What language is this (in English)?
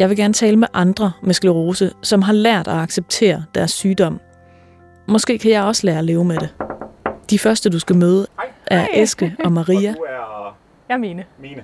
Danish